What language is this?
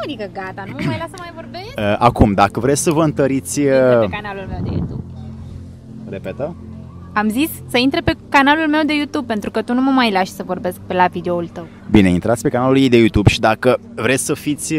Romanian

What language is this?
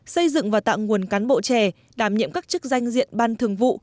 Vietnamese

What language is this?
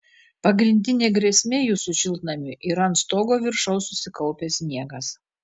Lithuanian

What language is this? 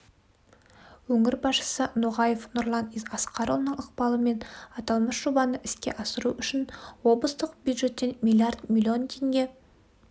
Kazakh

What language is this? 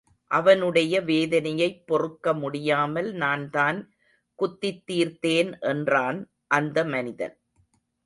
Tamil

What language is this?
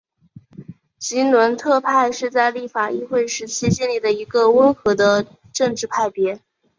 Chinese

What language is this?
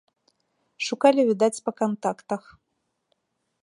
Belarusian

